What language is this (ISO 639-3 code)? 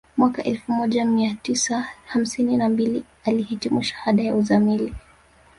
swa